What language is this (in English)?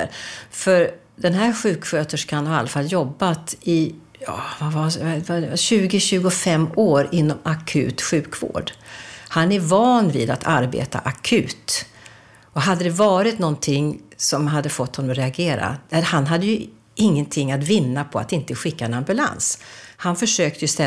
Swedish